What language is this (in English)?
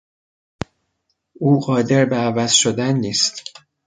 Persian